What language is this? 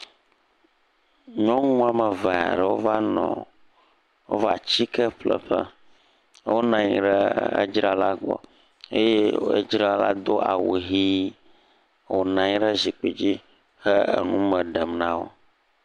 Ewe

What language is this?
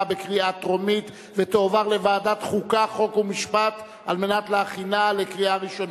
Hebrew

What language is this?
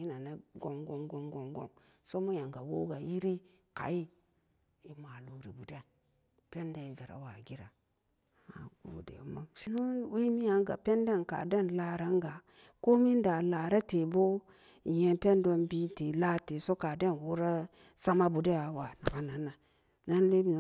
Samba Daka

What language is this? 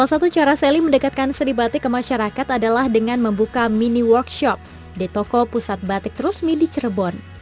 Indonesian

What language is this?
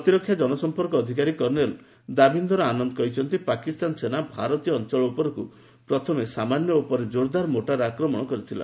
Odia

